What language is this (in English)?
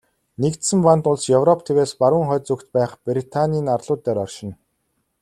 Mongolian